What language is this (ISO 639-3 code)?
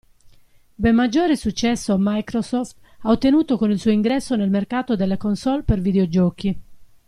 ita